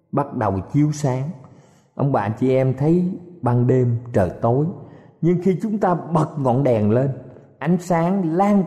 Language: Vietnamese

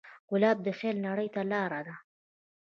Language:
Pashto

